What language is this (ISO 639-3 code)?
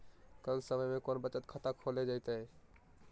mag